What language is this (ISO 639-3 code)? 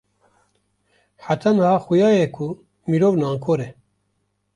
kur